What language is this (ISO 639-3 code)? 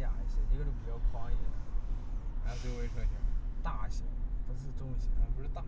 zho